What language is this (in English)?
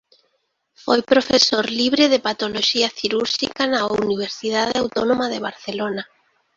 Galician